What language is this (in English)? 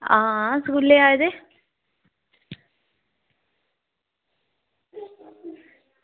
Dogri